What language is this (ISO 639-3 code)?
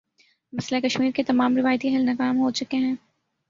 urd